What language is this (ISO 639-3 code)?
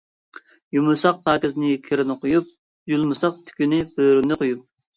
uig